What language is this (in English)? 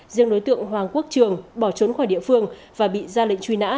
Vietnamese